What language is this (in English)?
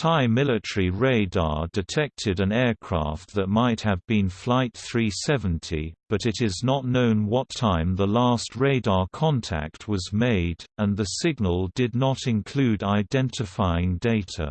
English